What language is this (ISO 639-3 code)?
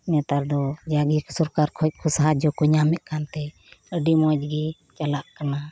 sat